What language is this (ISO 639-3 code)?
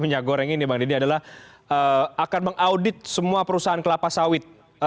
ind